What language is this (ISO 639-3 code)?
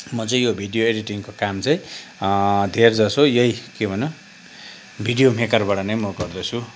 nep